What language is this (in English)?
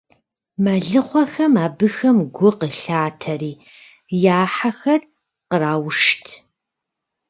Kabardian